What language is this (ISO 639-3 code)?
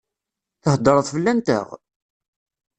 kab